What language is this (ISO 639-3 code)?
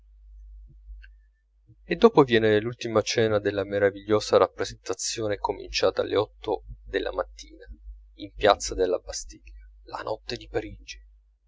ita